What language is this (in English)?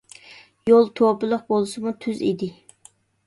Uyghur